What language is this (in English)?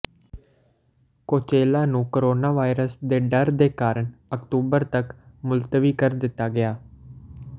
Punjabi